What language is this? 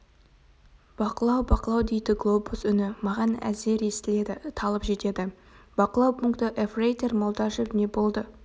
Kazakh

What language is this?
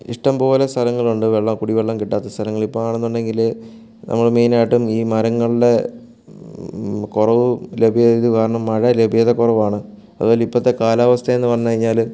Malayalam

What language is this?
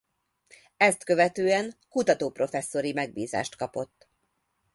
Hungarian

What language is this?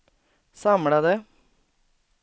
Swedish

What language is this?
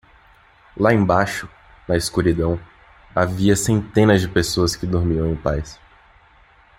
Portuguese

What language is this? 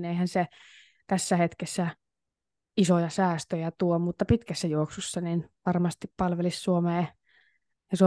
Finnish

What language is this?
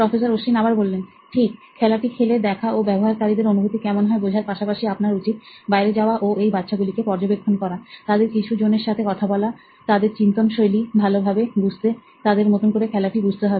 Bangla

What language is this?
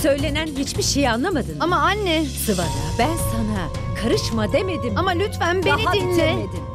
Turkish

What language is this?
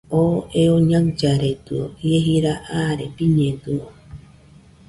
Nüpode Huitoto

